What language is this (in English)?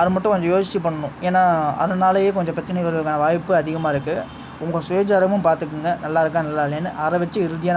Turkish